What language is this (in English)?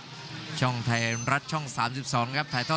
Thai